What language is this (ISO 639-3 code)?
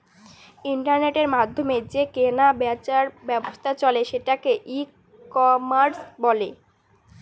ben